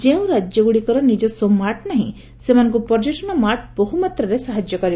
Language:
Odia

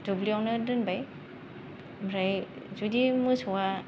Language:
Bodo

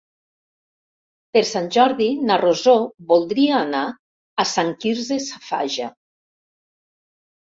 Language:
Catalan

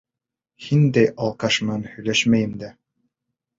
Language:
Bashkir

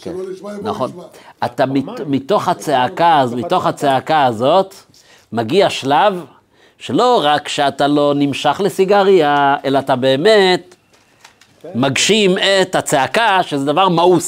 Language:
Hebrew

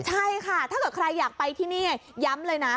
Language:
Thai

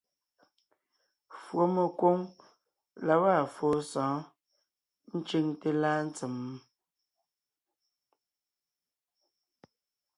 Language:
Ngiemboon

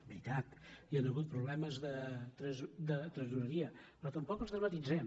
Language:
Catalan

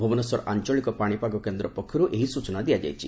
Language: Odia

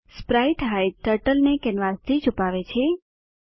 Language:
Gujarati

